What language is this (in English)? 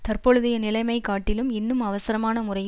Tamil